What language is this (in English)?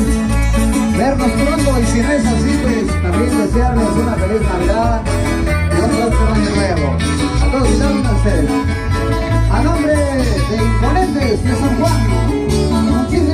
Spanish